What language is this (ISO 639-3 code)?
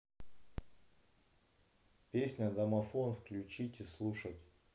rus